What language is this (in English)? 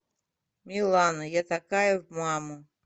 Russian